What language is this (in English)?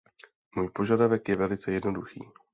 Czech